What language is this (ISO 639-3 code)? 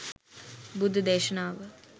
sin